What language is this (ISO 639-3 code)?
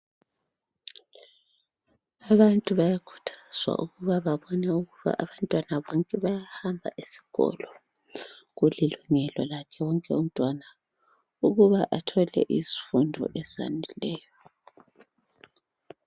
nde